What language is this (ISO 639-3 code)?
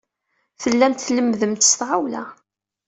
kab